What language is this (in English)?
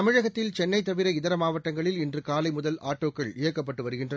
Tamil